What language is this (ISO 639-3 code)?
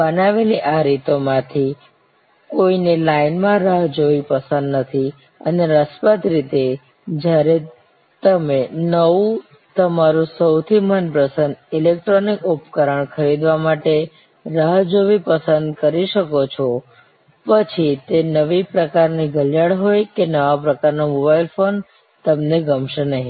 guj